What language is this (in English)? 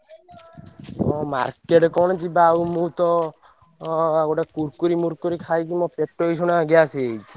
Odia